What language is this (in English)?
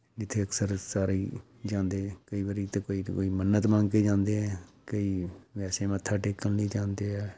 Punjabi